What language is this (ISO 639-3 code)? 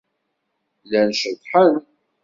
kab